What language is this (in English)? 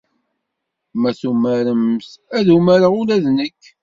Kabyle